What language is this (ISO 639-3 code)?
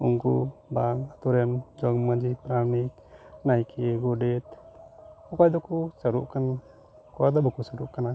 sat